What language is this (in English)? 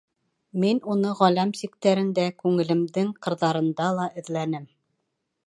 Bashkir